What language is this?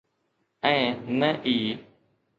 Sindhi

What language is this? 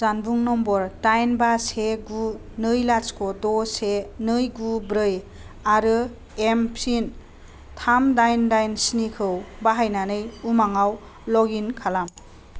Bodo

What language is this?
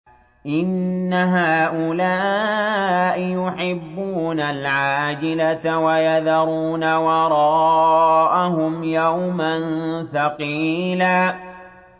Arabic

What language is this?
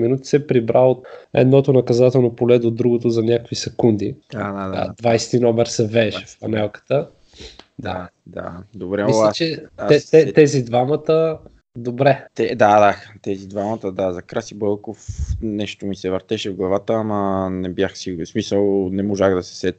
Bulgarian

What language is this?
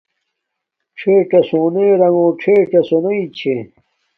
Domaaki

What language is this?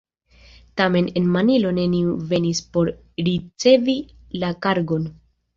Esperanto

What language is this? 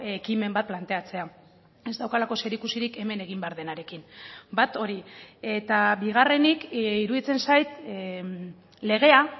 Basque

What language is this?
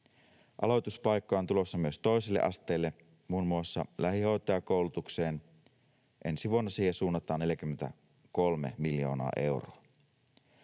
Finnish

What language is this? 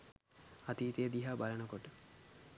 Sinhala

